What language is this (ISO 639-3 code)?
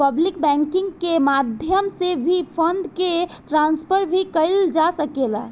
bho